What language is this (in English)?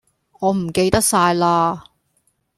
Cantonese